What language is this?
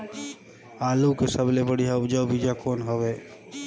Chhattisgarhi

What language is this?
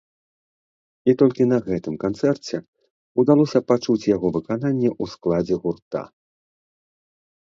Belarusian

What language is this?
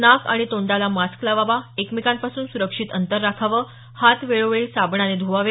Marathi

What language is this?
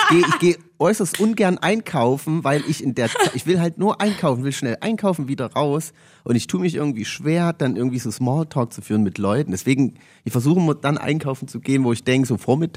German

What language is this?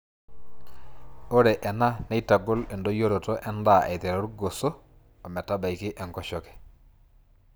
Masai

